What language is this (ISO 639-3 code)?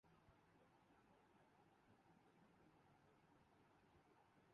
urd